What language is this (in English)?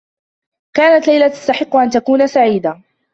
Arabic